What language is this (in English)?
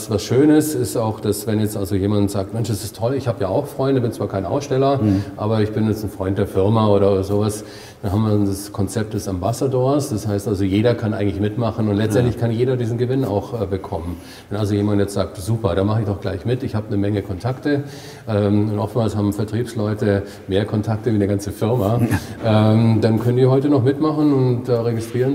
German